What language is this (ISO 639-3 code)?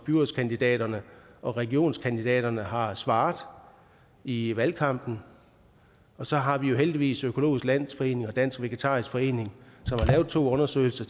dan